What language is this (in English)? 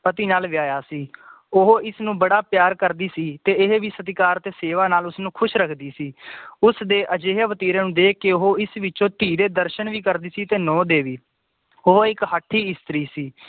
Punjabi